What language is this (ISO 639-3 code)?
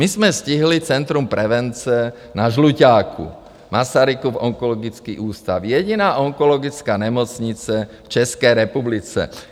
ces